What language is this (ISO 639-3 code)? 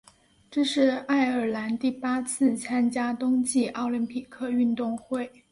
zho